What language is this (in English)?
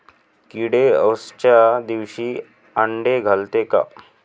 Marathi